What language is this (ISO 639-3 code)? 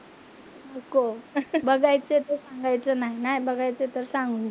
mar